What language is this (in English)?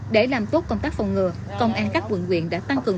Vietnamese